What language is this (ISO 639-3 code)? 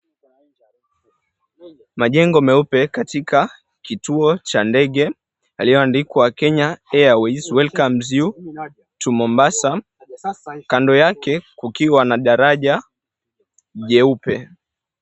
swa